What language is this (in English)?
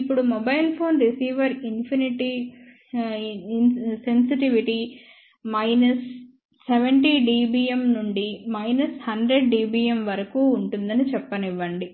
Telugu